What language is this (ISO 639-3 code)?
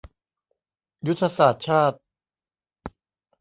tha